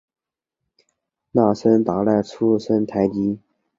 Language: Chinese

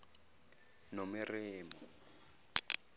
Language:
Zulu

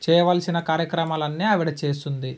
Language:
Telugu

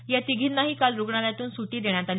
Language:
Marathi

